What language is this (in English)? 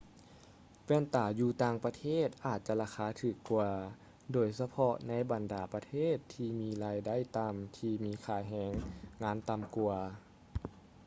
Lao